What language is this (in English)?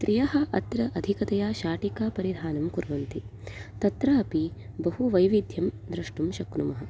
Sanskrit